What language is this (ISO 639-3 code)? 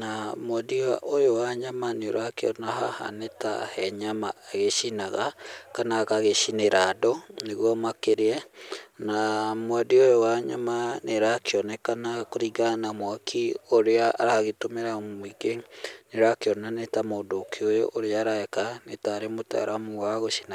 kik